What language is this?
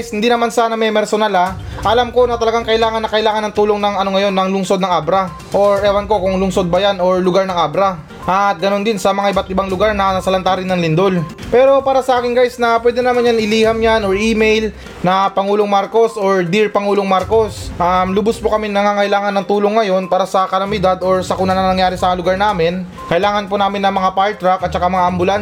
Filipino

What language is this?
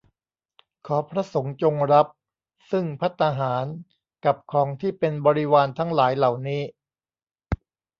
Thai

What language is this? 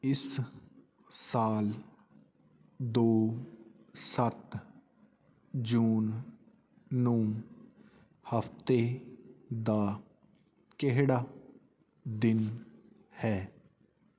Punjabi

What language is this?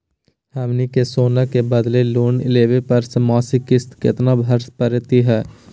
Magahi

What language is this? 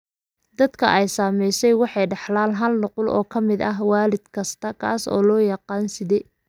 Somali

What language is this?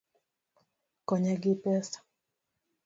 Luo (Kenya and Tanzania)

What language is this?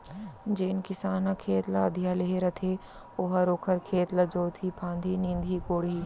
Chhattisgarhi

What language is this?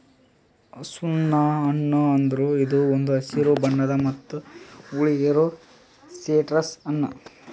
Kannada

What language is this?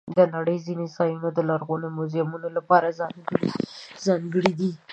Pashto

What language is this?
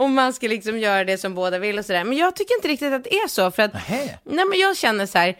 Swedish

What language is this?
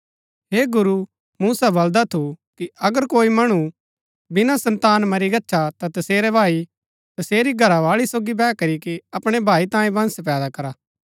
Gaddi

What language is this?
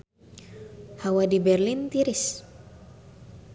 Sundanese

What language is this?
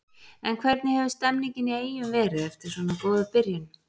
Icelandic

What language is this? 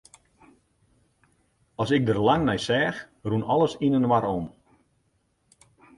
Western Frisian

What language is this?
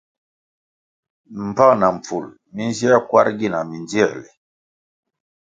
Kwasio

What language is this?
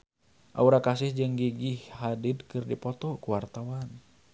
Sundanese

